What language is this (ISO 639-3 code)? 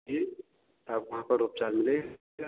hin